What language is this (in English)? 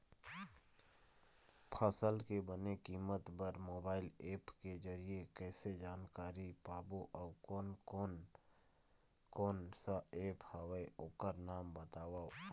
Chhattisgarhi